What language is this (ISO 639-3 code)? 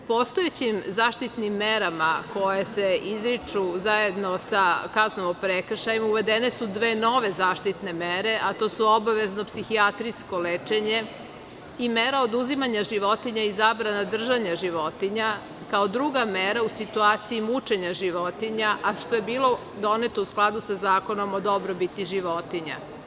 srp